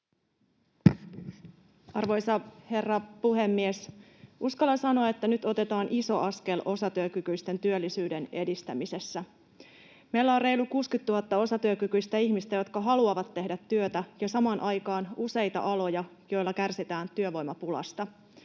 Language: Finnish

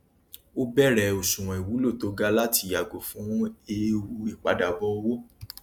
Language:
Yoruba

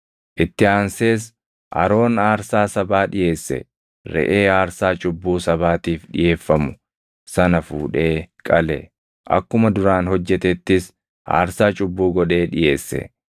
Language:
Oromo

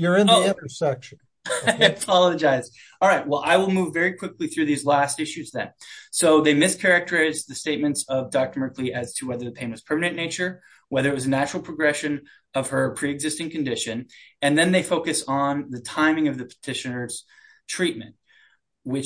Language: English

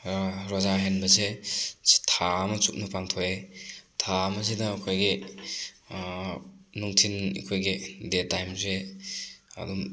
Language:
Manipuri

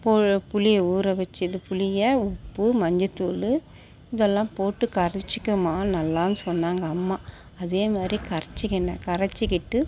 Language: Tamil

